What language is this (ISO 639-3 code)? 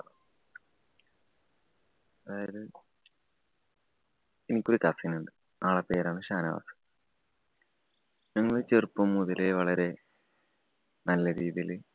mal